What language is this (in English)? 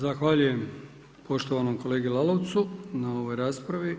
Croatian